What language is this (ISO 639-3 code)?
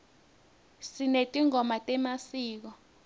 ssw